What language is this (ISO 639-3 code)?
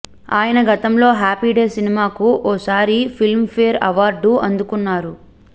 tel